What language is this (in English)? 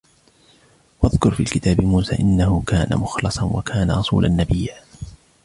Arabic